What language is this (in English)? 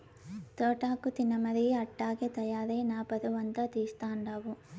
Telugu